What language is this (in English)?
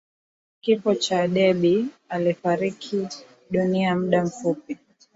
Swahili